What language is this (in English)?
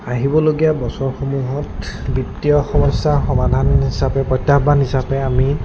Assamese